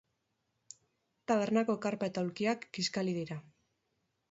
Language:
Basque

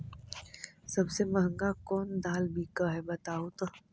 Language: Magahi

